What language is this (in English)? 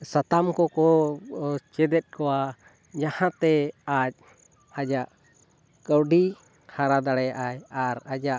Santali